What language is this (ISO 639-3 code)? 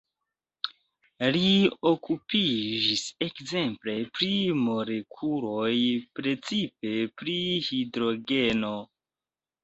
epo